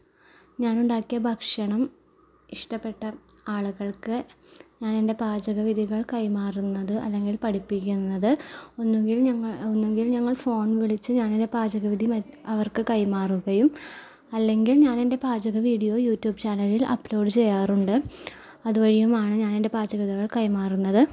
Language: Malayalam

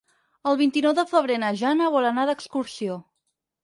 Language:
Catalan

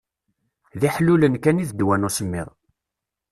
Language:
Kabyle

